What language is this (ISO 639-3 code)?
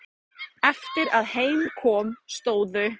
isl